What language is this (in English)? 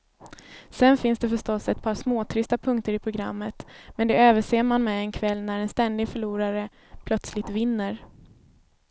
Swedish